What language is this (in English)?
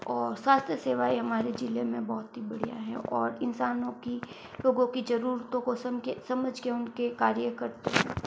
Hindi